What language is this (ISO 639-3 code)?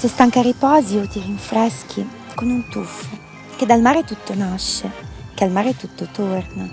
ita